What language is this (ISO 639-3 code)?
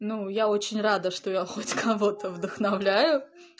rus